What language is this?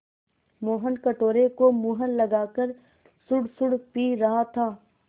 Hindi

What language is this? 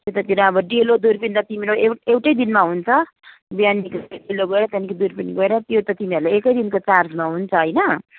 Nepali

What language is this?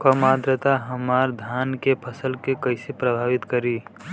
Bhojpuri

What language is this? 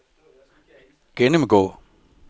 Danish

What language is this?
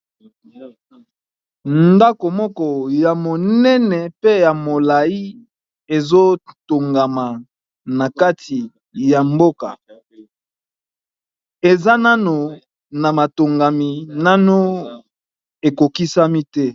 Lingala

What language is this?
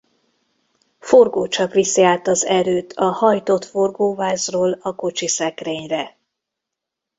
Hungarian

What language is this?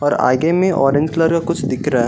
Hindi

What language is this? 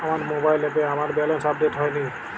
Bangla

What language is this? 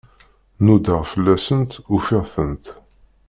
Kabyle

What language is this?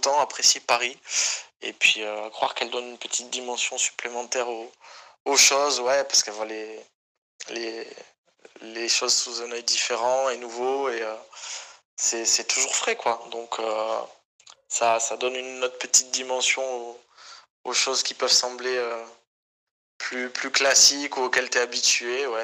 French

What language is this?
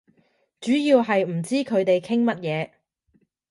Cantonese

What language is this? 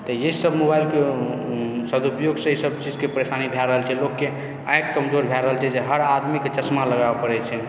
Maithili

